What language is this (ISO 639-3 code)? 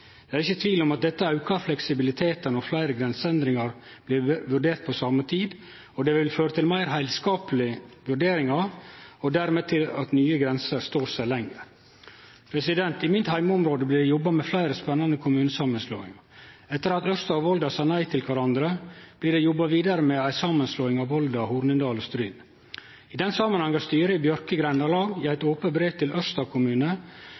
nno